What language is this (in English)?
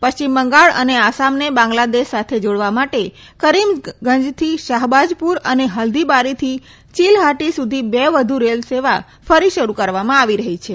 Gujarati